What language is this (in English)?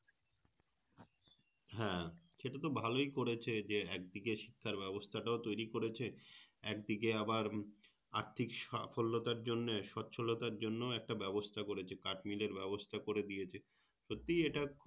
Bangla